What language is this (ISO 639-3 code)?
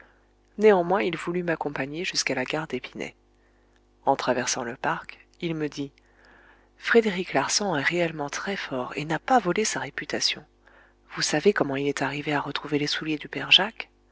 fra